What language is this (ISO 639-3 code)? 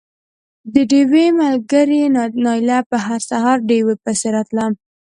pus